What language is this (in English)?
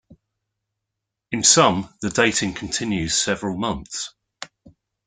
English